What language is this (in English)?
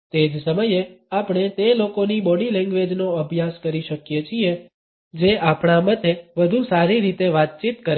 Gujarati